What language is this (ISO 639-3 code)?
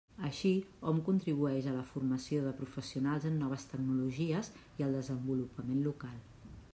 cat